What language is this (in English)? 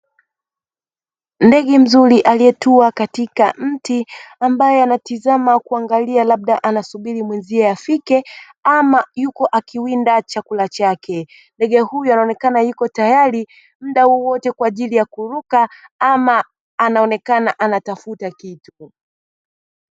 Swahili